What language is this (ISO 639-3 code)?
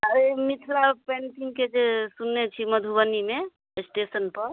mai